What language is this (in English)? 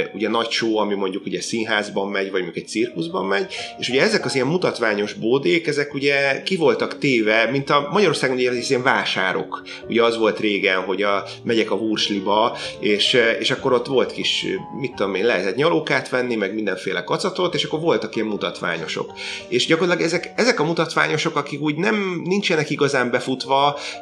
Hungarian